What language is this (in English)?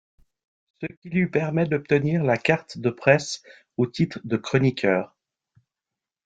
French